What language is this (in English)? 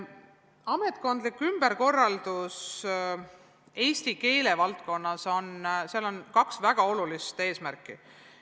Estonian